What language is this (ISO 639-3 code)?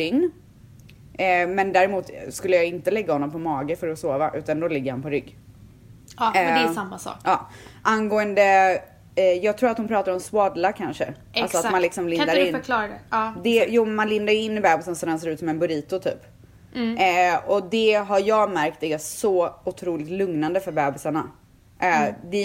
swe